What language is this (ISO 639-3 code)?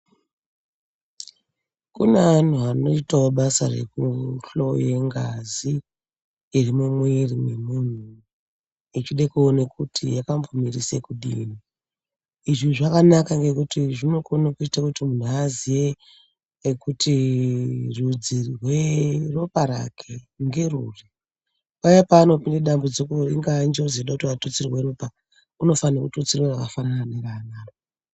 ndc